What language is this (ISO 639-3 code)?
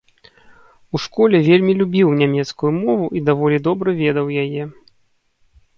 bel